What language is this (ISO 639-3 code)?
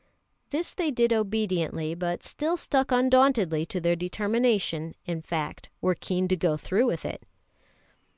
eng